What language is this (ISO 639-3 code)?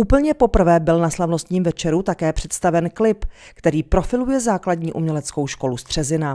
ces